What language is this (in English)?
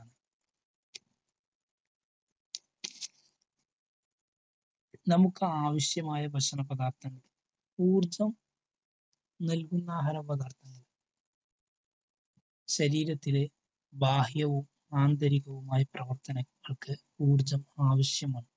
Malayalam